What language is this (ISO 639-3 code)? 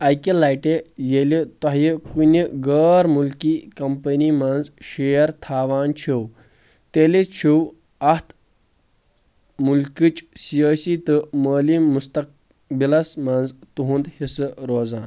kas